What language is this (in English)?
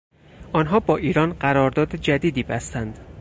Persian